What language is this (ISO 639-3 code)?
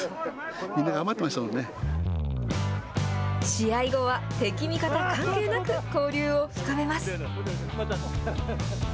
jpn